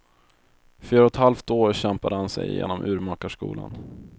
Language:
Swedish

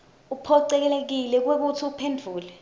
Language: Swati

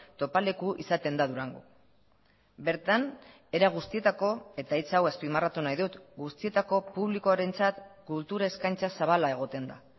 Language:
Basque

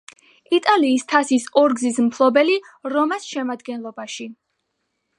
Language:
Georgian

